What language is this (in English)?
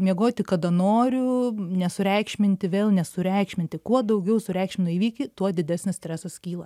Lithuanian